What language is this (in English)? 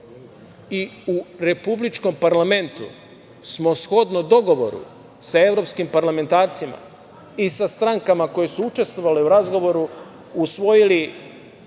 Serbian